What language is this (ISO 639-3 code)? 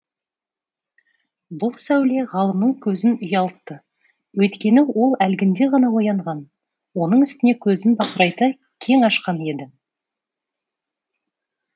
kaz